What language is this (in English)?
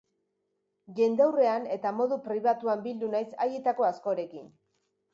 Basque